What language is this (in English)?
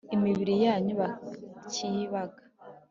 Kinyarwanda